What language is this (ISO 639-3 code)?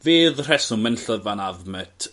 cym